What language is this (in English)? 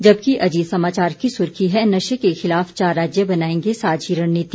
Hindi